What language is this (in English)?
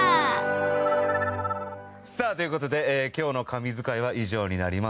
Japanese